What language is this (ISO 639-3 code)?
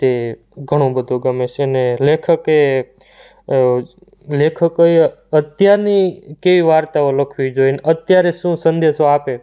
guj